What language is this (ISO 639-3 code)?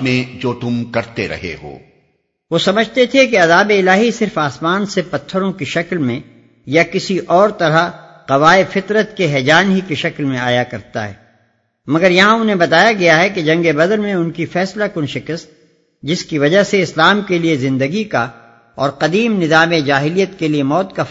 urd